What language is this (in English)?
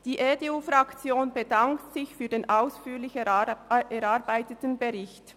Swiss German